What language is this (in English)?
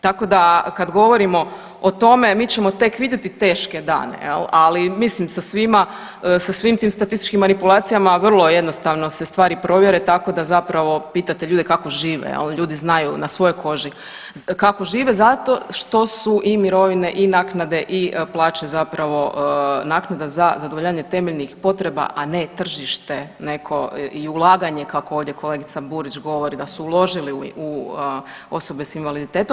Croatian